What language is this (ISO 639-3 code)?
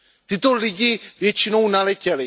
ces